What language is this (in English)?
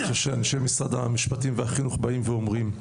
Hebrew